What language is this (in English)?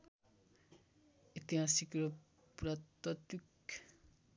Nepali